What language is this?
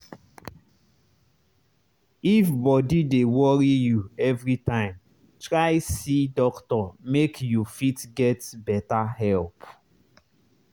Nigerian Pidgin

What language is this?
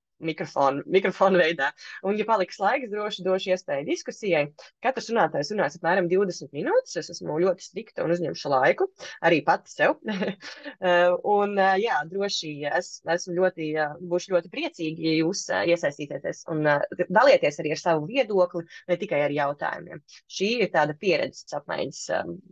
Latvian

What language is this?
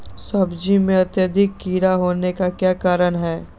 Magahi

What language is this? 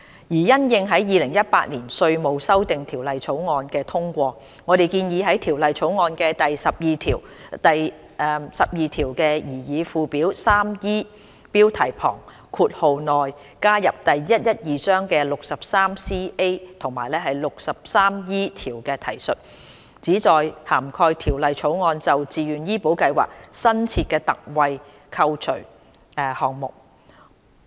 Cantonese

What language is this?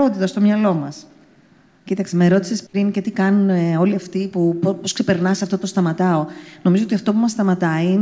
Greek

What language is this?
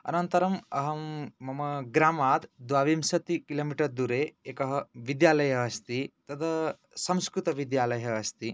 Sanskrit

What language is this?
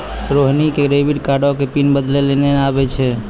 Maithili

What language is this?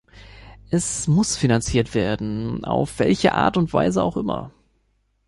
German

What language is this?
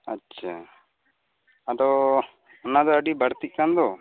Santali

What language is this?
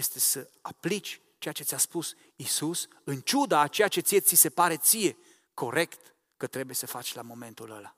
Romanian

